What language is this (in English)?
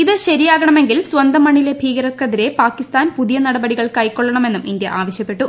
Malayalam